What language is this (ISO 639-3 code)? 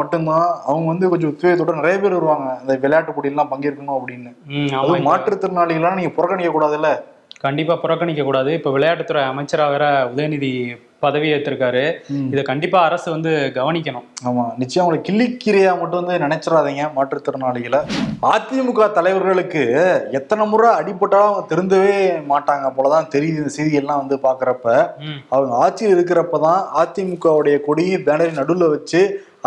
tam